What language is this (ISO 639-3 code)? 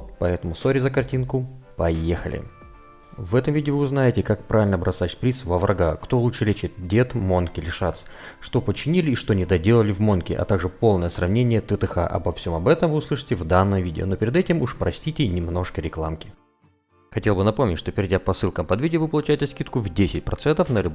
rus